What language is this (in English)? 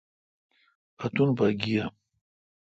Kalkoti